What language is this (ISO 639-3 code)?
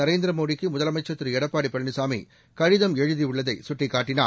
tam